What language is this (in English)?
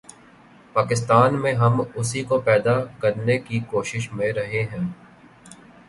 Urdu